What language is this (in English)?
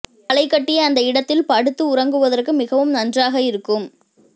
Tamil